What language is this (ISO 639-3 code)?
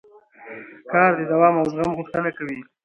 pus